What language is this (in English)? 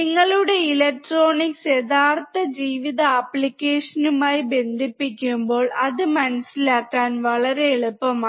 Malayalam